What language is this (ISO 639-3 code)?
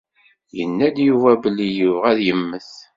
kab